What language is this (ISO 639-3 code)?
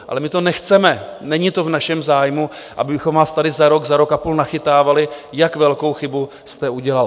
ces